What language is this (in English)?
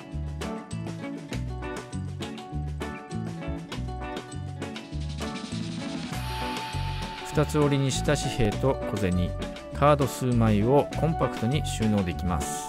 Japanese